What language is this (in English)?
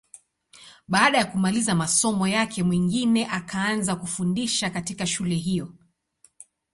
Swahili